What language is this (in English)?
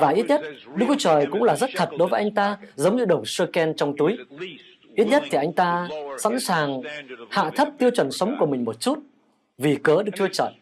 Vietnamese